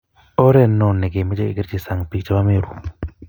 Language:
Kalenjin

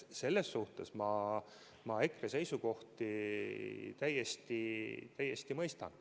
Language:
Estonian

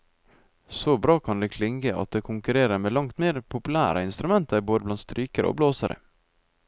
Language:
Norwegian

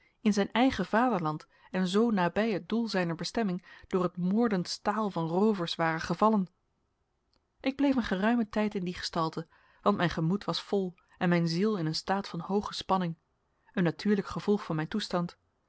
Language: Dutch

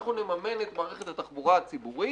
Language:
Hebrew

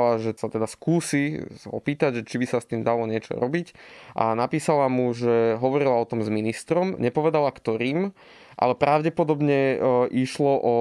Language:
Slovak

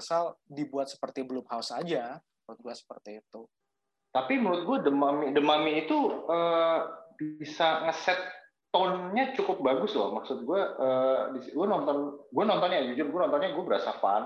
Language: Indonesian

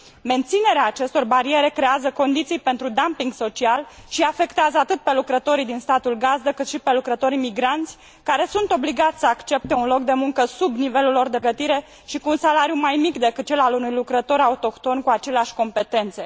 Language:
Romanian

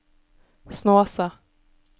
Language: Norwegian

